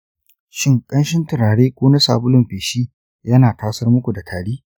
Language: Hausa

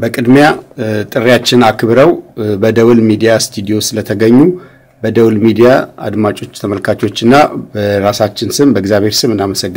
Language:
Arabic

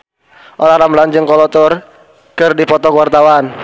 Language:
Sundanese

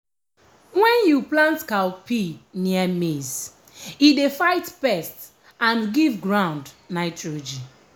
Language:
Nigerian Pidgin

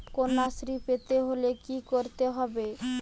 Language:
Bangla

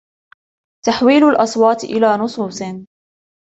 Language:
Arabic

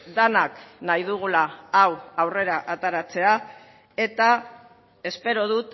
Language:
Basque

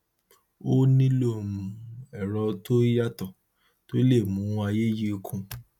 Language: Yoruba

